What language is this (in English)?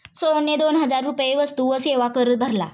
Marathi